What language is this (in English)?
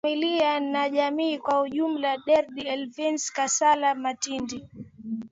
Swahili